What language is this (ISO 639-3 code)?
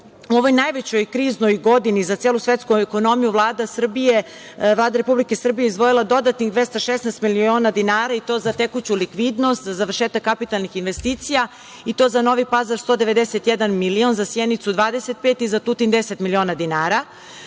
srp